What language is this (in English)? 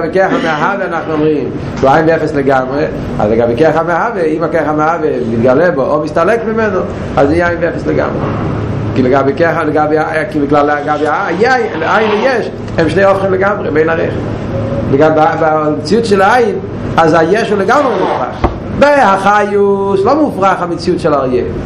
Hebrew